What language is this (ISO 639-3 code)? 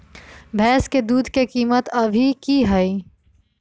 mag